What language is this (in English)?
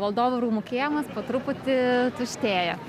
Lithuanian